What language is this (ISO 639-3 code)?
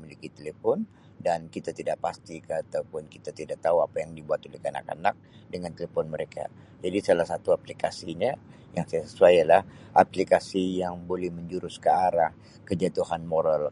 msi